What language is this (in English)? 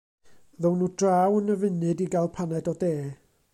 Welsh